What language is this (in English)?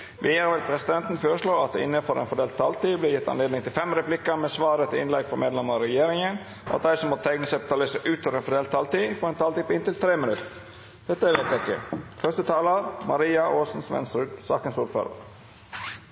Norwegian Nynorsk